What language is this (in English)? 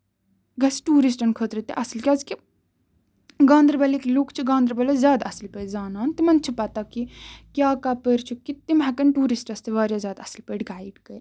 Kashmiri